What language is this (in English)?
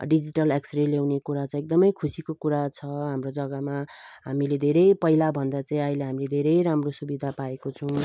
Nepali